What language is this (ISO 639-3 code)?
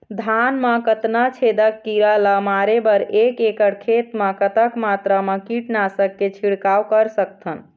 hne